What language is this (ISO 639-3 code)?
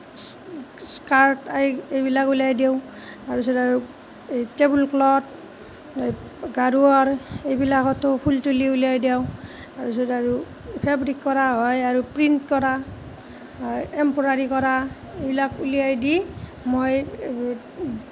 asm